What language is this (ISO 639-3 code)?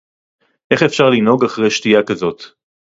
heb